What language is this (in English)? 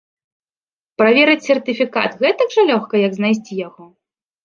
Belarusian